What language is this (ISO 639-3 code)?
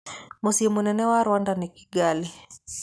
kik